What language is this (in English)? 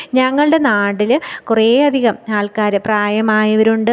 Malayalam